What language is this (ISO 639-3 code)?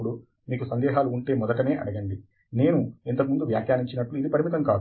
tel